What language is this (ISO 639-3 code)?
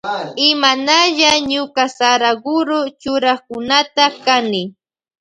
qvj